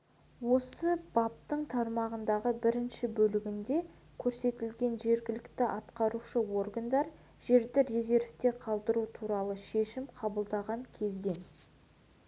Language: Kazakh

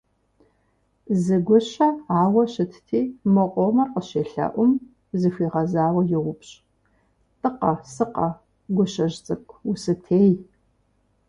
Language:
Kabardian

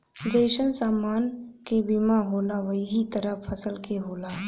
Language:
Bhojpuri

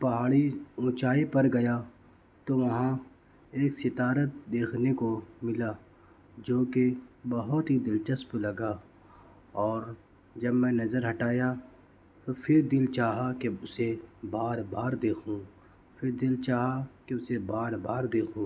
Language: Urdu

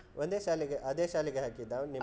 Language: Kannada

